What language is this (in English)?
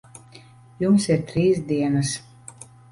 Latvian